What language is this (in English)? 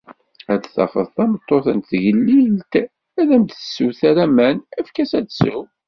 Kabyle